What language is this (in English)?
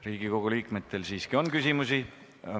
Estonian